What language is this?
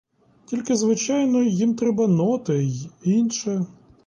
Ukrainian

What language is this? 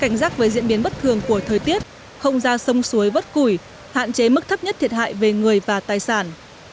Vietnamese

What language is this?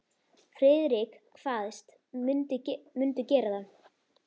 Icelandic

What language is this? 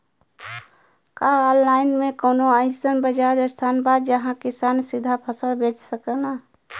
Bhojpuri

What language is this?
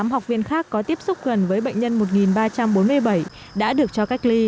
Vietnamese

